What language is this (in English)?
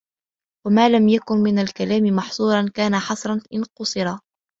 Arabic